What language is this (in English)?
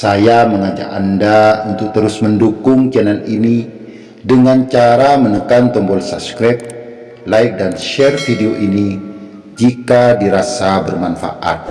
Indonesian